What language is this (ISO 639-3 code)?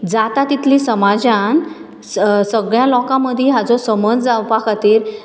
kok